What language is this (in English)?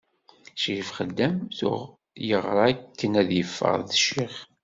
Kabyle